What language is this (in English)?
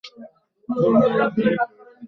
Bangla